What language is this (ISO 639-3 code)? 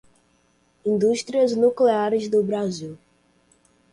por